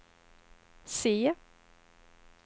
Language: Swedish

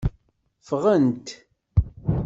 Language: Kabyle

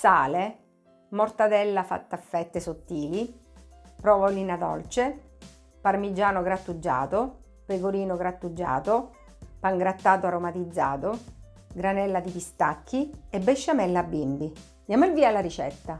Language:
Italian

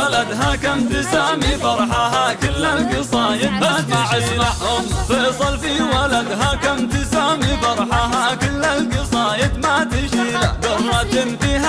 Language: Arabic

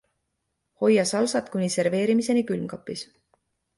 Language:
Estonian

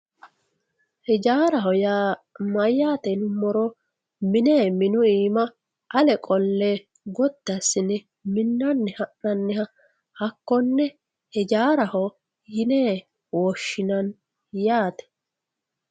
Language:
Sidamo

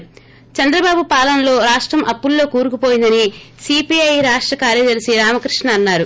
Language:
Telugu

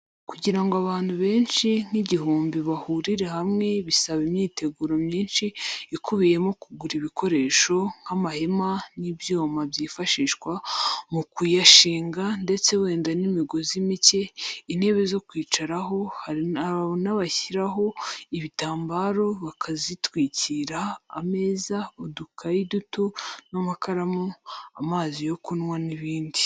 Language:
Kinyarwanda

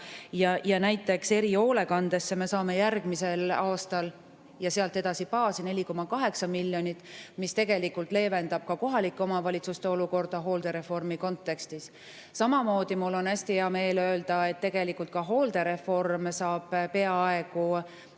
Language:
Estonian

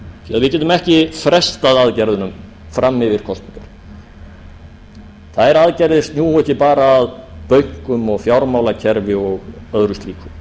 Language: Icelandic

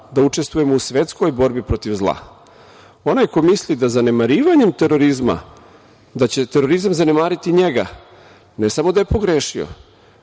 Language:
Serbian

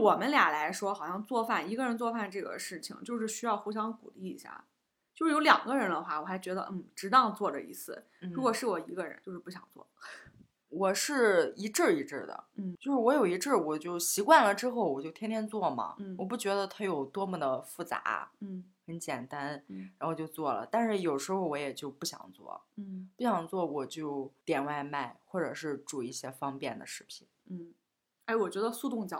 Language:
Chinese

